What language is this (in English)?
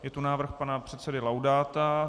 Czech